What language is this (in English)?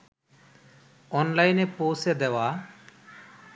Bangla